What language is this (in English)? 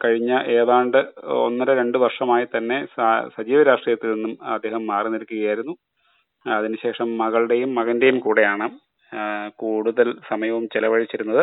Malayalam